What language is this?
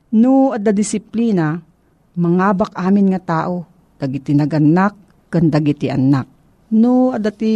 Filipino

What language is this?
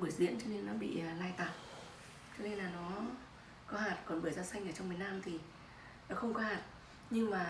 Vietnamese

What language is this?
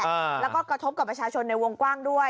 Thai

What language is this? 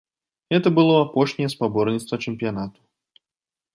Belarusian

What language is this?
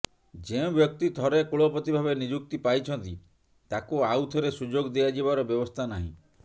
Odia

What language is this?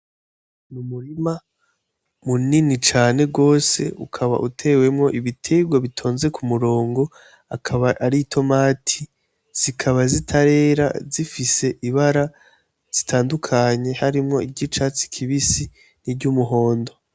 Rundi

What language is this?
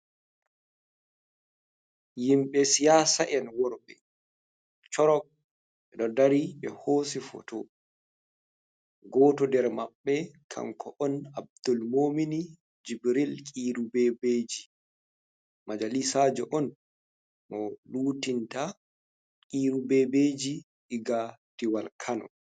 Fula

